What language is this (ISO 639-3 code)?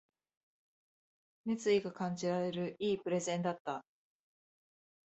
jpn